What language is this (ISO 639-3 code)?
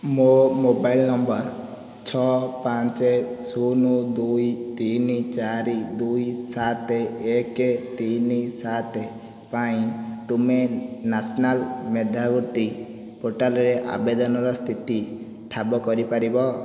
ori